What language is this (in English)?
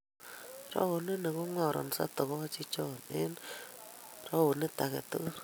Kalenjin